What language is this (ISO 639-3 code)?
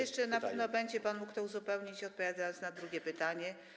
pol